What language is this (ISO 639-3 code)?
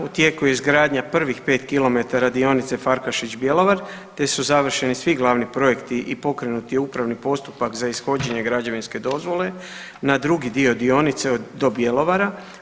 hrv